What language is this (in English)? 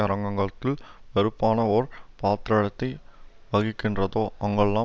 Tamil